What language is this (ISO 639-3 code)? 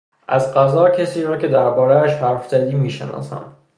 fas